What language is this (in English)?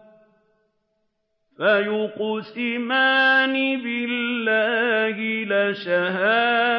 Arabic